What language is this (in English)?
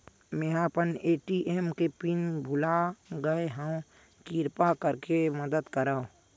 Chhattisgarhi